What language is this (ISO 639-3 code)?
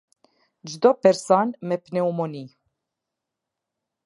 sqi